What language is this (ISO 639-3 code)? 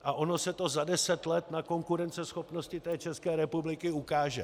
ces